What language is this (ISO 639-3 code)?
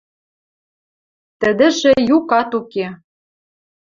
mrj